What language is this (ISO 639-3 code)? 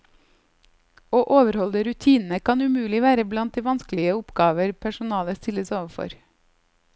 nor